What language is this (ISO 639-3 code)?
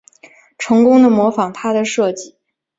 zho